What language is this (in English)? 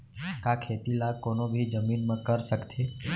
Chhattisgarhi